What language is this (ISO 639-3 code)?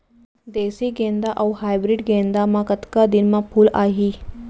hne